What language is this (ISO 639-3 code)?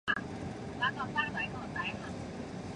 zho